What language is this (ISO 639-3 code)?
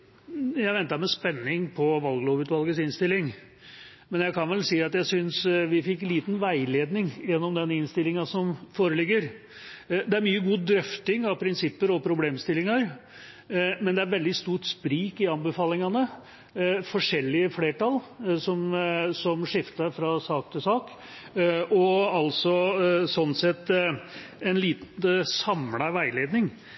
nob